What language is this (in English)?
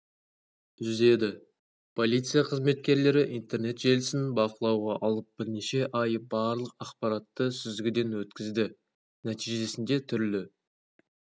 Kazakh